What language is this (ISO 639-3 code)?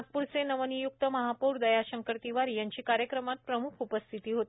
mar